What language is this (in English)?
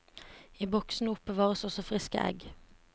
Norwegian